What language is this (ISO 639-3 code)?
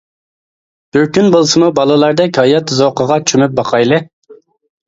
uig